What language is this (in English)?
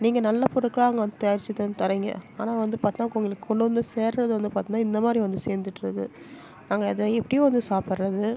Tamil